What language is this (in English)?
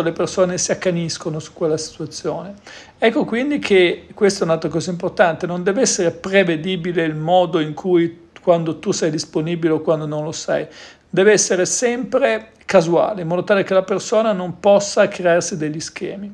Italian